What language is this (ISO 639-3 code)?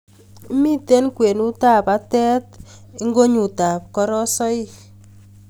kln